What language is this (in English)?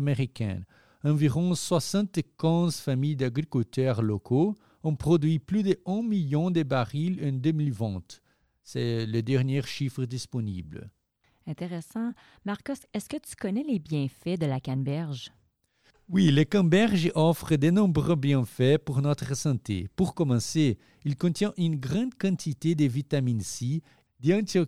French